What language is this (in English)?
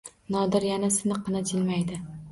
Uzbek